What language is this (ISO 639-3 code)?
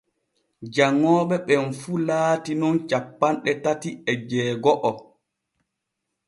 fue